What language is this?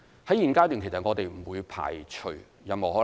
Cantonese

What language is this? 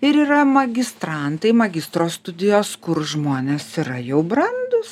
Lithuanian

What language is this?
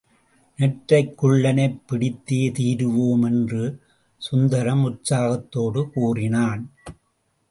Tamil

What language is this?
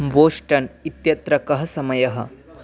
Sanskrit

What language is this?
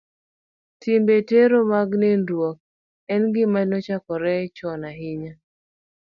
Luo (Kenya and Tanzania)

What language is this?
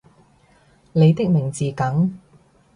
Cantonese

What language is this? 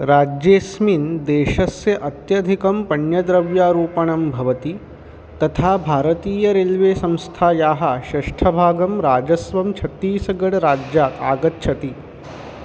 Sanskrit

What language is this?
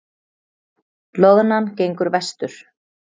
Icelandic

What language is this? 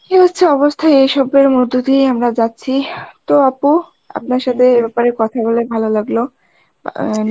Bangla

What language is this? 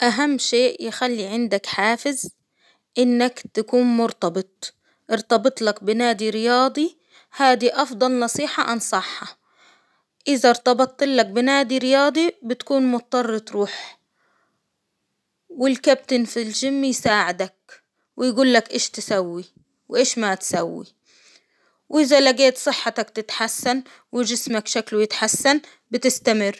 Hijazi Arabic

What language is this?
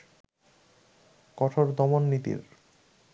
Bangla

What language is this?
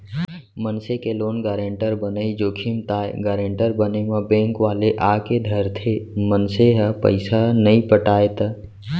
Chhattisgarhi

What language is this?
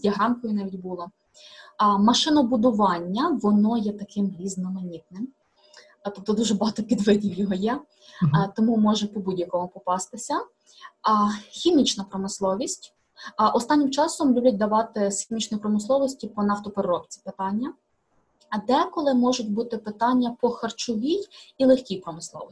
Ukrainian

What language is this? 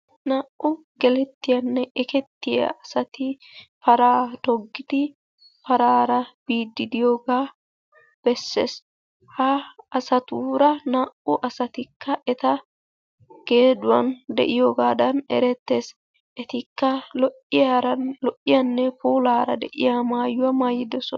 Wolaytta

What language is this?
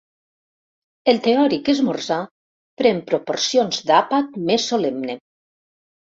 Catalan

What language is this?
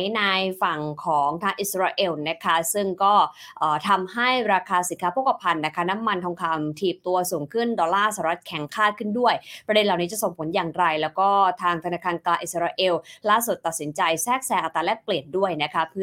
Thai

